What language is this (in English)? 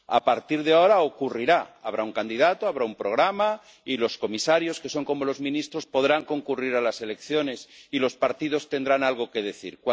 Spanish